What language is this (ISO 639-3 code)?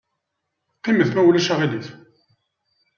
kab